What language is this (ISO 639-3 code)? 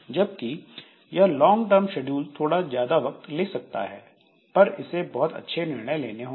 hin